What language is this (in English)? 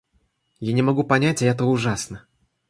Russian